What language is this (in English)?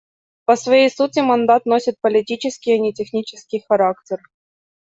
Russian